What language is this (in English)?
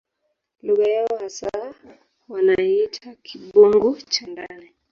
Swahili